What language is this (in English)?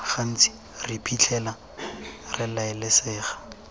Tswana